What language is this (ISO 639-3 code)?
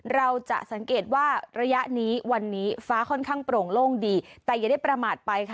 tha